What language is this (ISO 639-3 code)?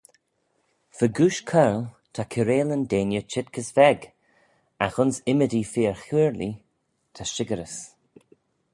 glv